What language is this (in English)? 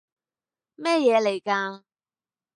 Cantonese